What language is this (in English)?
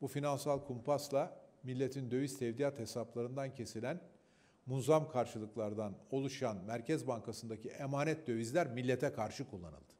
Turkish